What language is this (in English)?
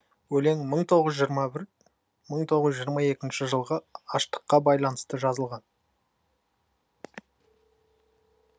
Kazakh